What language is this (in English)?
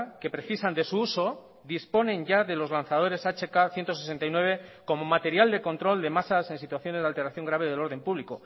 Spanish